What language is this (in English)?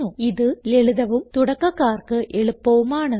Malayalam